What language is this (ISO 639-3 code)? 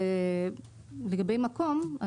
heb